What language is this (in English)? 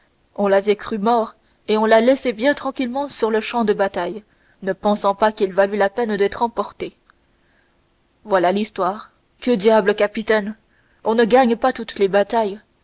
French